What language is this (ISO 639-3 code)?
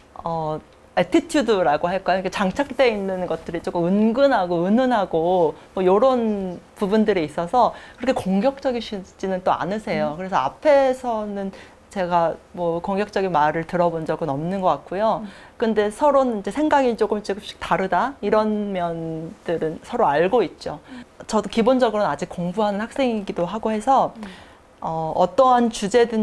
kor